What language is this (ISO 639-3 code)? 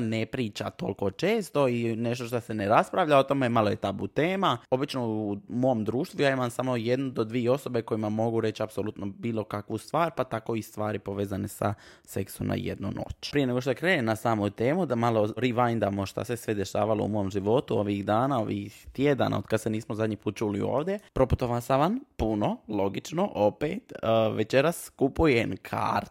hrv